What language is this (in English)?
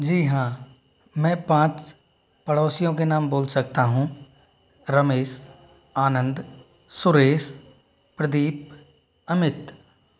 Hindi